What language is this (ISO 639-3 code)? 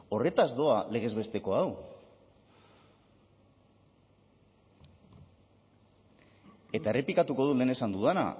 eus